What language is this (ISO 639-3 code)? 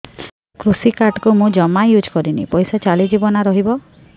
ori